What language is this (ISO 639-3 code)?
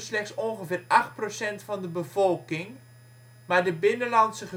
nld